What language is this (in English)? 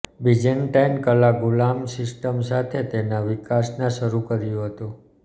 Gujarati